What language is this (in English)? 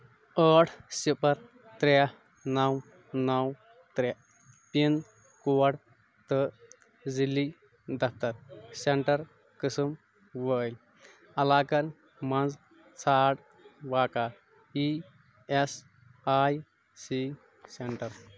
Kashmiri